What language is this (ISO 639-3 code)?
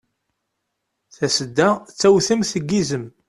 kab